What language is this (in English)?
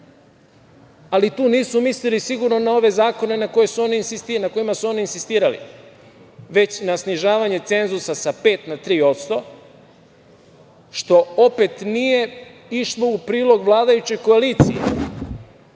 Serbian